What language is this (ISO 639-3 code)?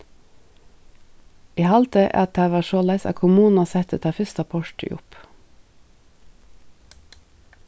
fao